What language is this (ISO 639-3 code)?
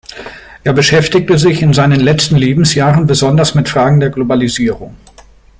deu